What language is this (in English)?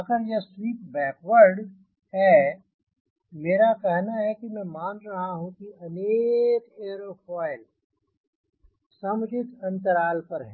Hindi